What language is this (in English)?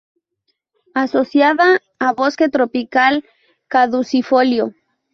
Spanish